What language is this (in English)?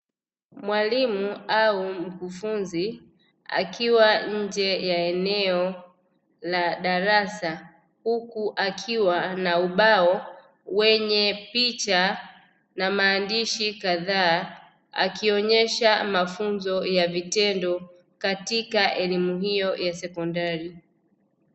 Swahili